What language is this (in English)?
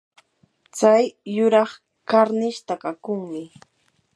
Yanahuanca Pasco Quechua